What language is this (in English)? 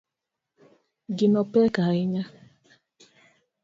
Luo (Kenya and Tanzania)